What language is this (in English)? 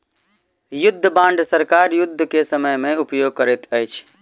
Maithili